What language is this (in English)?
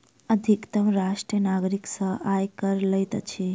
Maithili